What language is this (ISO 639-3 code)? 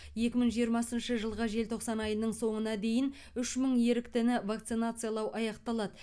kaz